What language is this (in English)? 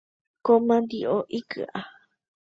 Guarani